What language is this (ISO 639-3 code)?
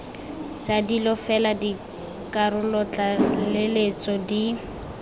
tsn